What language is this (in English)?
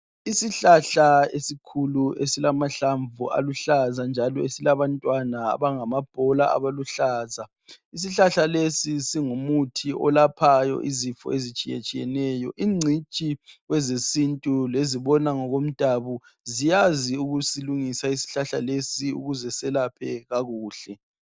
North Ndebele